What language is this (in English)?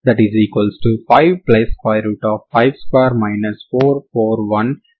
Telugu